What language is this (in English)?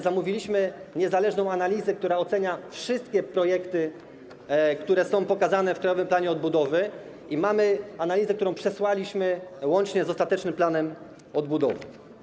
Polish